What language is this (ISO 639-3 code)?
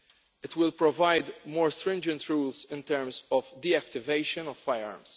eng